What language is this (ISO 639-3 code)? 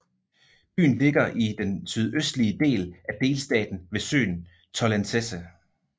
dan